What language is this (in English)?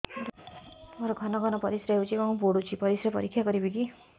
Odia